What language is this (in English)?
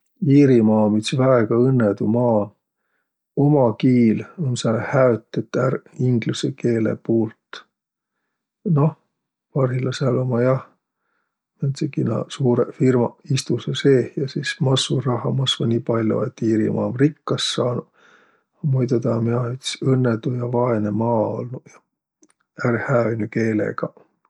Võro